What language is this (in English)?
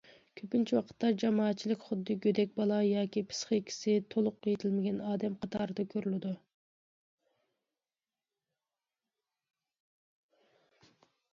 Uyghur